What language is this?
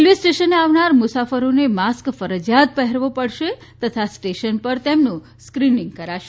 Gujarati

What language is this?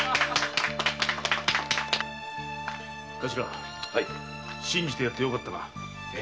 Japanese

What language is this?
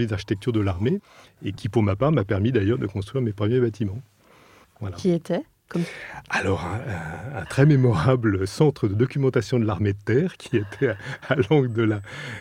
French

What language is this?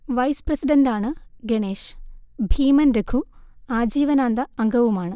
Malayalam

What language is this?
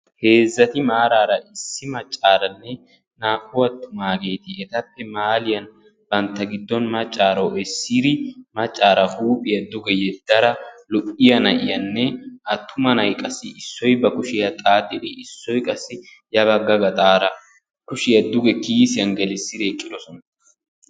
Wolaytta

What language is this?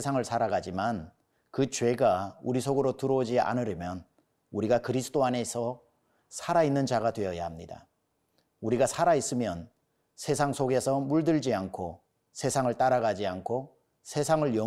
Korean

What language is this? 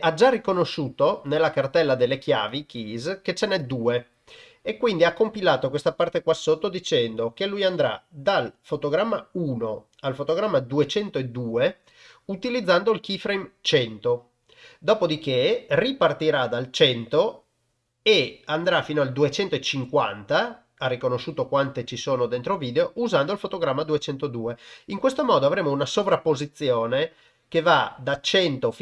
Italian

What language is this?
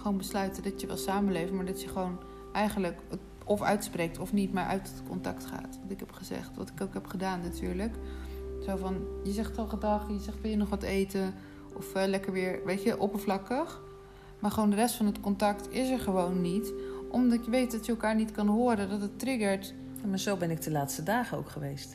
Dutch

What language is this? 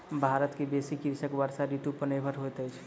Maithili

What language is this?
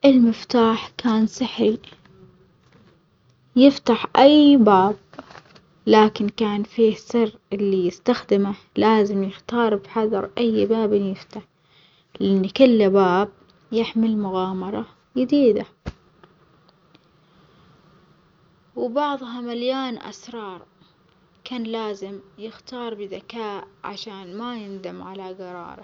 Omani Arabic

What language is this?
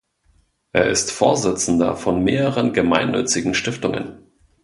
German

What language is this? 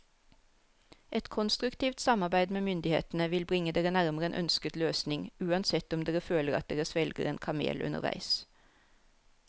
Norwegian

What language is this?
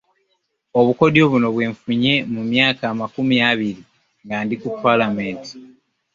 Ganda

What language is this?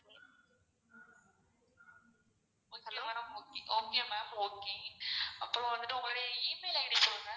Tamil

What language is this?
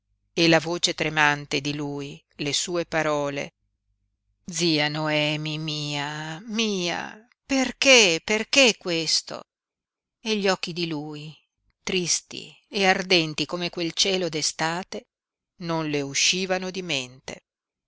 Italian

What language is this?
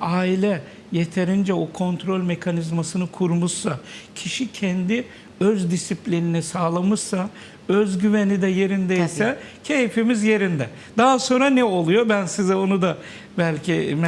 Turkish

